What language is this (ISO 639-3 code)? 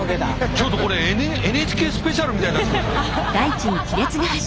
jpn